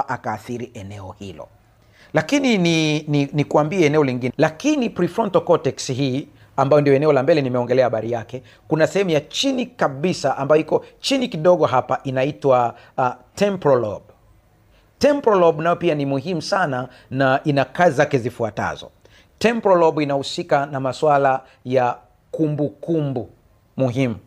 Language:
Swahili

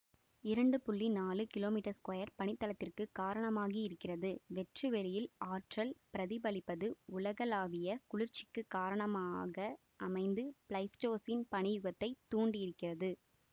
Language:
Tamil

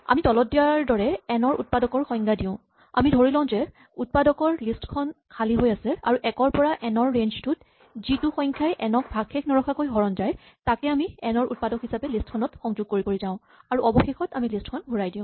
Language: Assamese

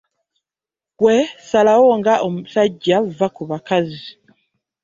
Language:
Ganda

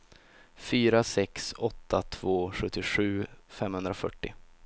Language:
Swedish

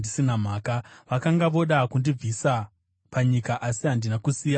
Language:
Shona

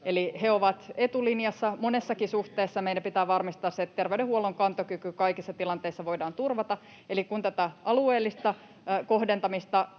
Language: Finnish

